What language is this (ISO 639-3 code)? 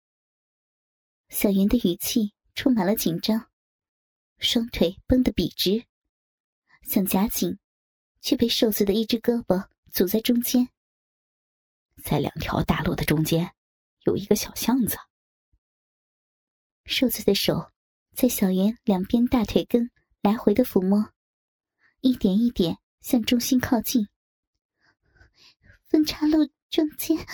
zho